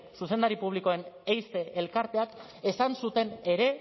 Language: Basque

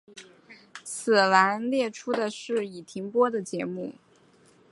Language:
Chinese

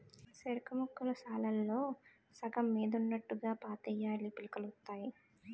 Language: Telugu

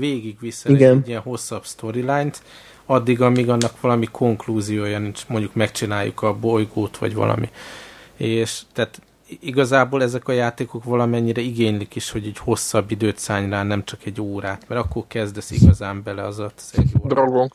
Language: Hungarian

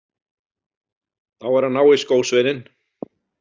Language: Icelandic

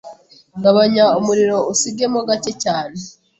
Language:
Kinyarwanda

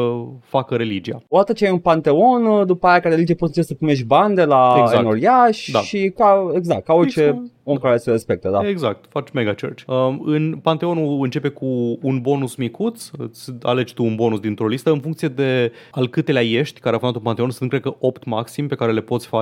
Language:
Romanian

